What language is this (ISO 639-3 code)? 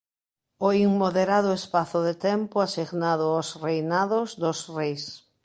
glg